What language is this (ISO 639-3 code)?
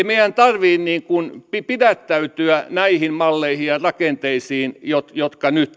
fin